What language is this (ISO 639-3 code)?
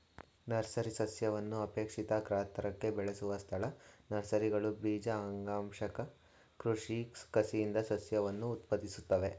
kan